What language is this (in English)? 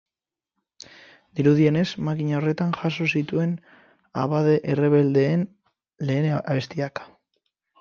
Basque